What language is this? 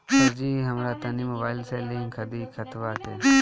Bhojpuri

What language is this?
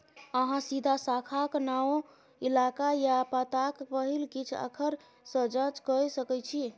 Maithili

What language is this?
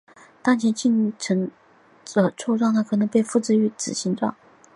Chinese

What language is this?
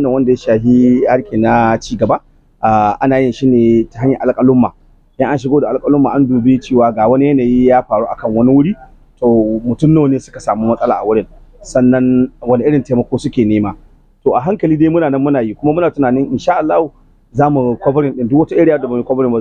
Arabic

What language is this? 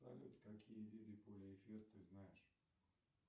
Russian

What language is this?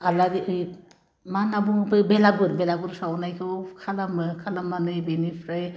Bodo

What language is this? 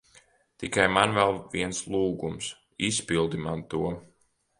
Latvian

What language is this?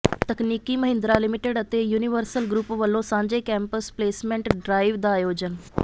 Punjabi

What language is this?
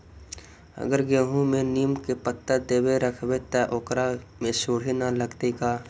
Magahi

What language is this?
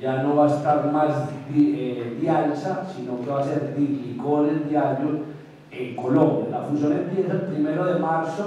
Spanish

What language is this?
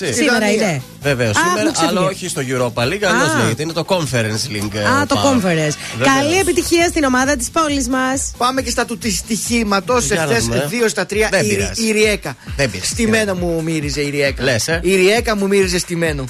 Greek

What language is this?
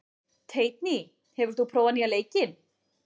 Icelandic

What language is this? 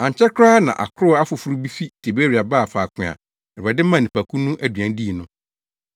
Akan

